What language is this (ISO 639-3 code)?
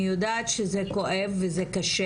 heb